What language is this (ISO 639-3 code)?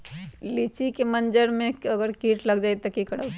mag